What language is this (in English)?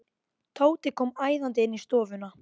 Icelandic